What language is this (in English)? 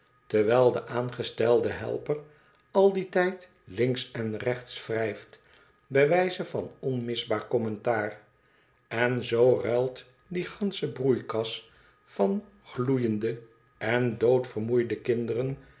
Dutch